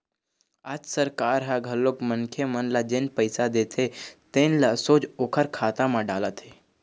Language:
Chhattisgarhi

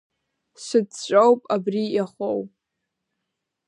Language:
Abkhazian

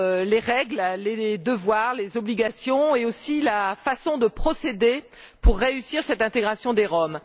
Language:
French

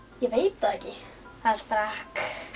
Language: Icelandic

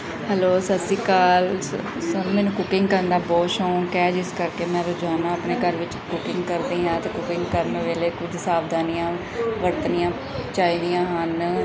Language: Punjabi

